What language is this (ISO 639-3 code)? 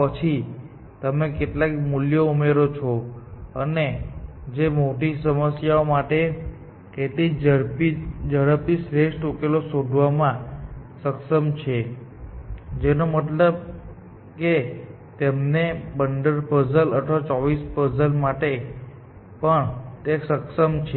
guj